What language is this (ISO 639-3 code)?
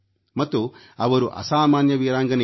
kan